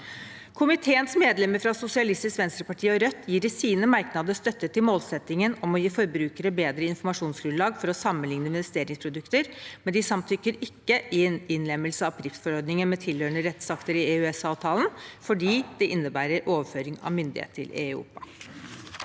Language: Norwegian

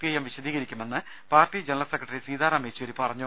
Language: Malayalam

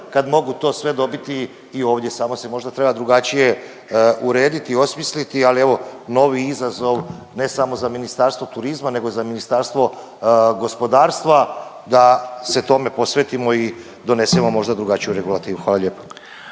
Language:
Croatian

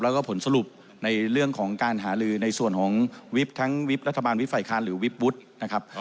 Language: Thai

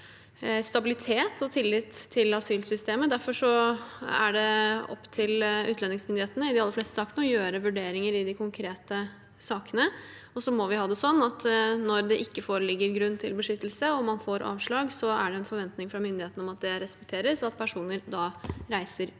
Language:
Norwegian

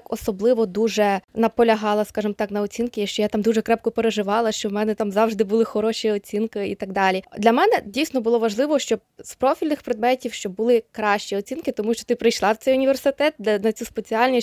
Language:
Ukrainian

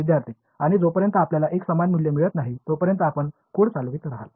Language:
Marathi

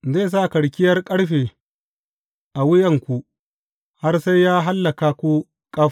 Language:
Hausa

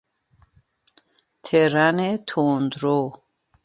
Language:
Persian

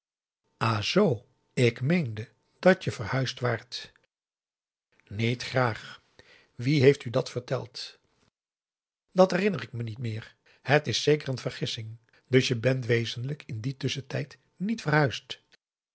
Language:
Dutch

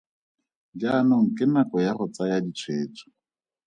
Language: Tswana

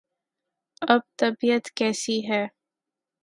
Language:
Urdu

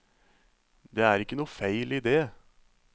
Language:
Norwegian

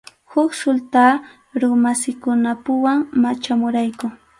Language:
Arequipa-La Unión Quechua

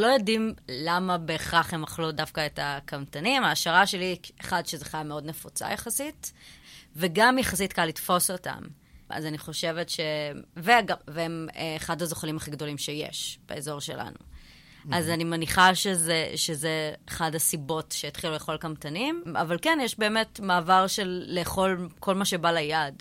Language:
Hebrew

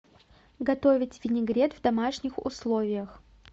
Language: Russian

